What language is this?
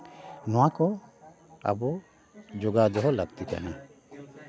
Santali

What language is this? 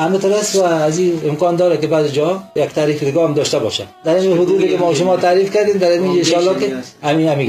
Persian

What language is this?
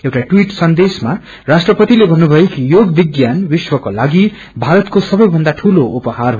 Nepali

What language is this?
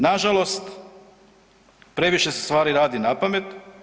Croatian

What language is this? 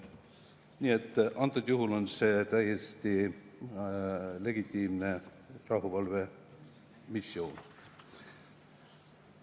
Estonian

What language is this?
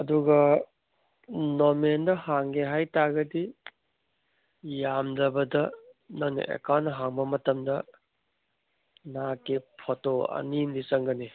Manipuri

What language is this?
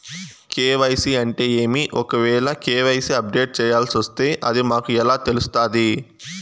Telugu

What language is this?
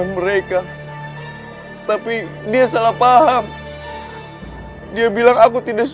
Indonesian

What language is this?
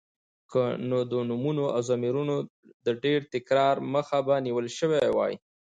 Pashto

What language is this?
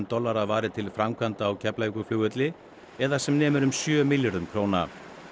Icelandic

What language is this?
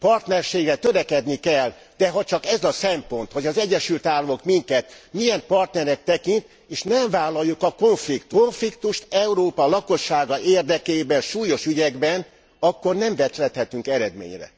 Hungarian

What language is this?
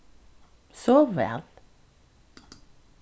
Faroese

